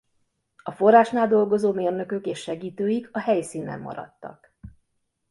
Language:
Hungarian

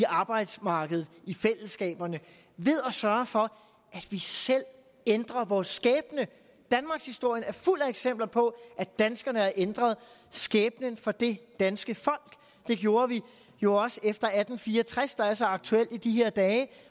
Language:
Danish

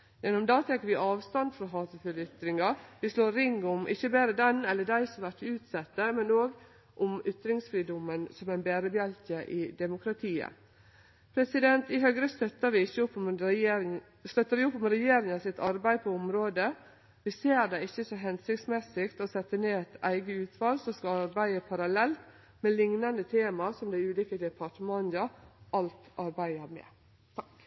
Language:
Norwegian Nynorsk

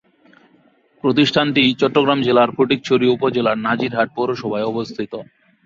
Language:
Bangla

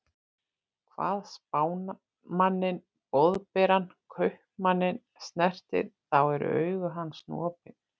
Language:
Icelandic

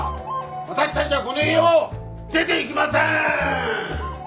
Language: Japanese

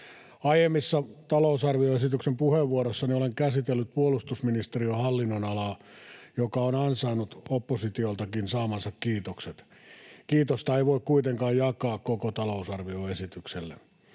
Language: Finnish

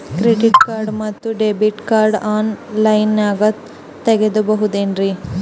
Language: Kannada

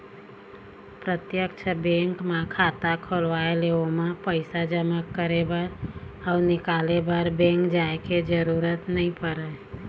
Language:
Chhattisgarhi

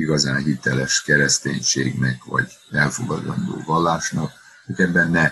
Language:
Hungarian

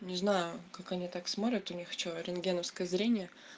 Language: Russian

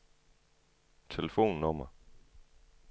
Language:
Danish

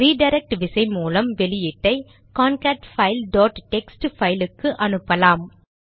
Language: Tamil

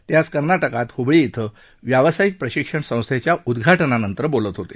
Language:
Marathi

